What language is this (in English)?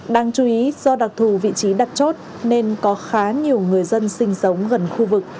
Vietnamese